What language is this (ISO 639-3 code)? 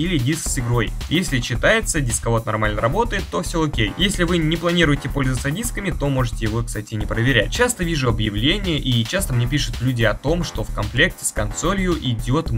rus